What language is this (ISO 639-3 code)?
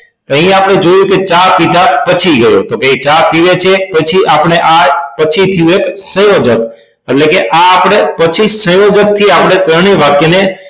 guj